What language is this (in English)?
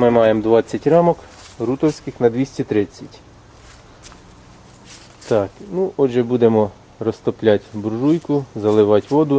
Ukrainian